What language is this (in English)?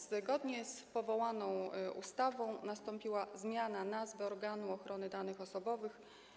Polish